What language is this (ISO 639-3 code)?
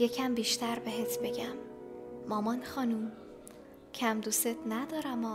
fas